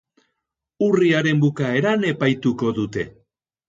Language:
Basque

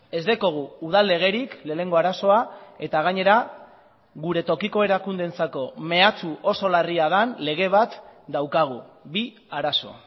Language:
Basque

